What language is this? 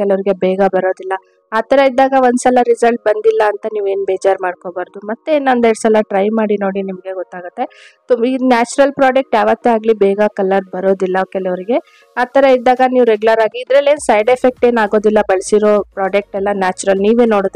Kannada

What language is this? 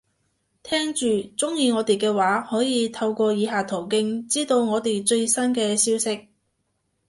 Cantonese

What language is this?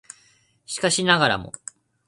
Japanese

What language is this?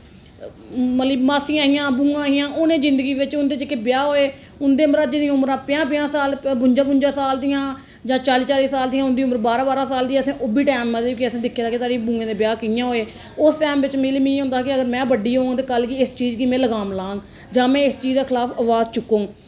Dogri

